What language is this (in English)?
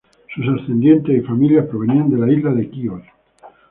Spanish